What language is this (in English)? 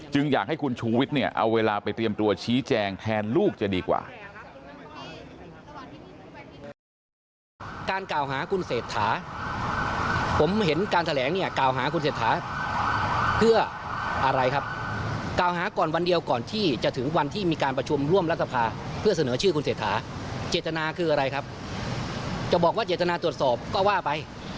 Thai